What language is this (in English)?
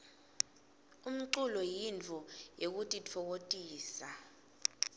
Swati